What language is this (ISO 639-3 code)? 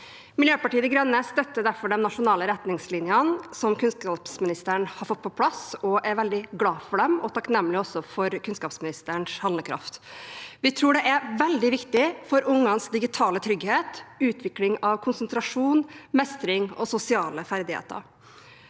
nor